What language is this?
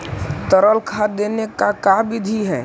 Magahi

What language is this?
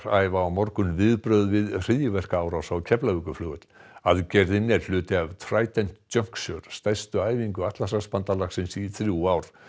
Icelandic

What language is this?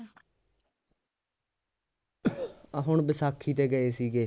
Punjabi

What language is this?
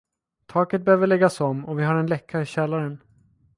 Swedish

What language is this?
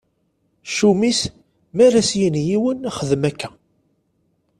Kabyle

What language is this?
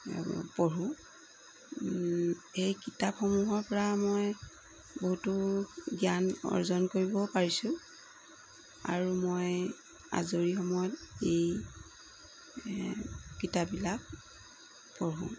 Assamese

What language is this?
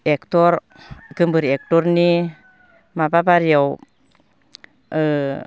Bodo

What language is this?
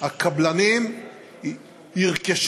Hebrew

